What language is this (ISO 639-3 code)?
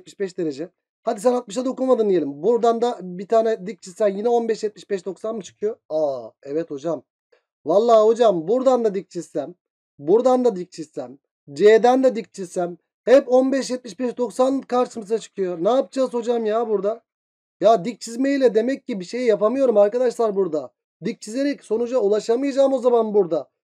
tur